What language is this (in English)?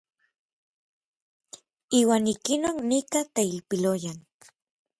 Orizaba Nahuatl